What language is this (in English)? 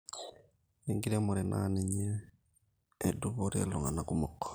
Masai